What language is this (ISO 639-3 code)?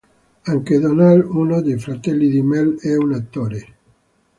ita